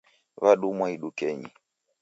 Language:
Taita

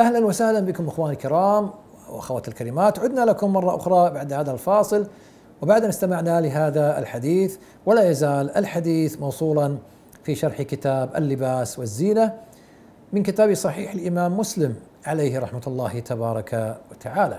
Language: Arabic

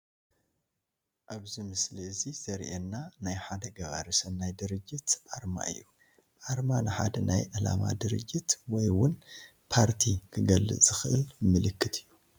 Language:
Tigrinya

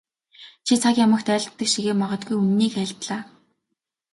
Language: Mongolian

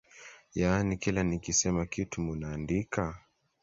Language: Swahili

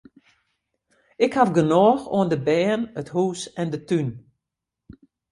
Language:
Western Frisian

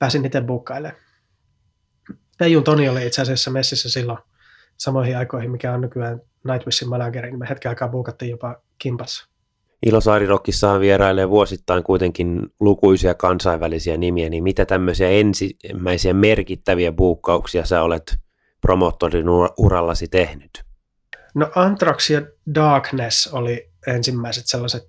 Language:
Finnish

